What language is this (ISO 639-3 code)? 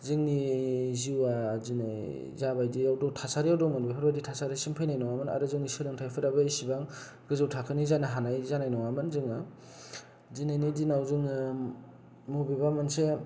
brx